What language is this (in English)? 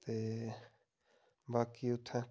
Dogri